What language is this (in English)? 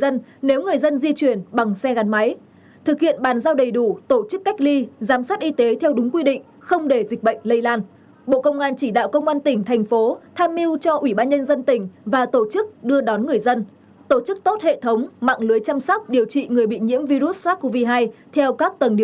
Vietnamese